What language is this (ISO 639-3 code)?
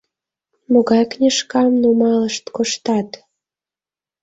chm